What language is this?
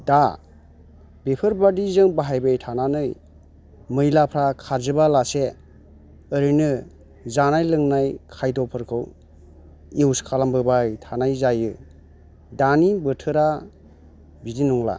Bodo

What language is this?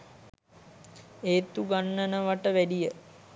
Sinhala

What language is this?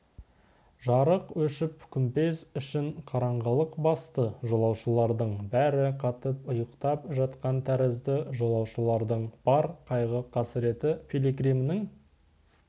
Kazakh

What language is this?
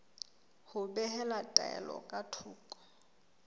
Southern Sotho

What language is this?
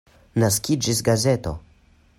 Esperanto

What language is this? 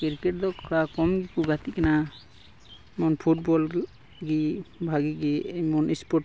Santali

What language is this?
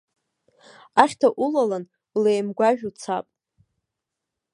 Abkhazian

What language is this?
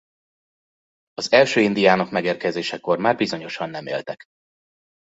Hungarian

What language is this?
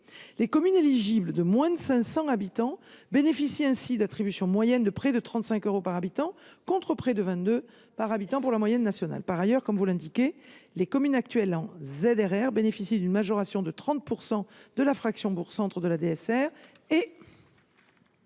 French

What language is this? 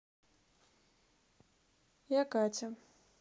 Russian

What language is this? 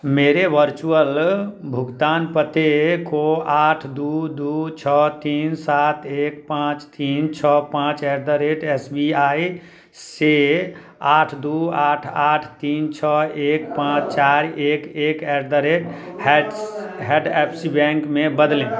Hindi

